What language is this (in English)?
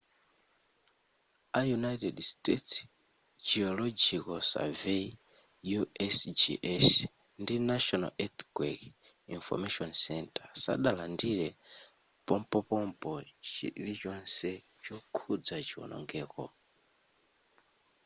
Nyanja